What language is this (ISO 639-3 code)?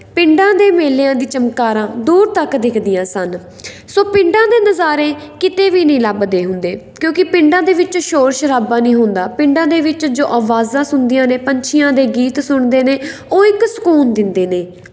pan